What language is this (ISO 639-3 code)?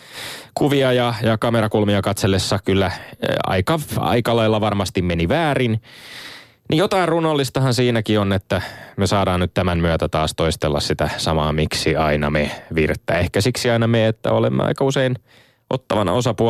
fin